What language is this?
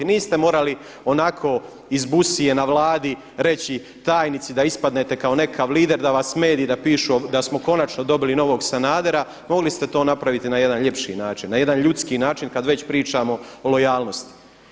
Croatian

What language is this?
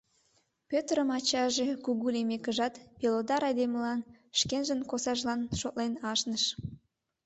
Mari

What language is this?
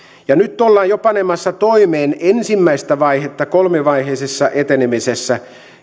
Finnish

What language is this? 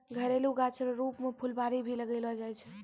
Maithili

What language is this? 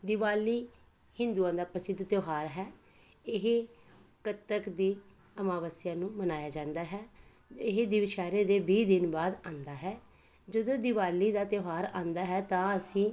Punjabi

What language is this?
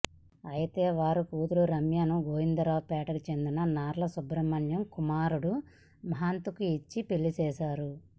Telugu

